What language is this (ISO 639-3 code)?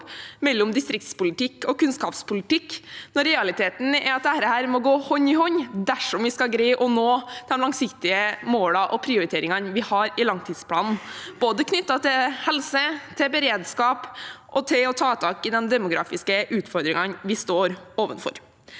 nor